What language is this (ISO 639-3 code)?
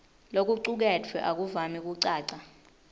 ssw